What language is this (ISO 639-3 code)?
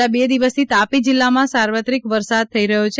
guj